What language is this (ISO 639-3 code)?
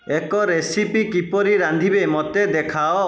ori